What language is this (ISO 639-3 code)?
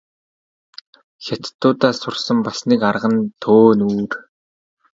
mon